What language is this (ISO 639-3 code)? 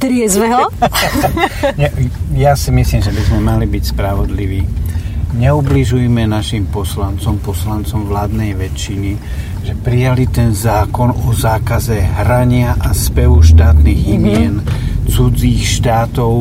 slk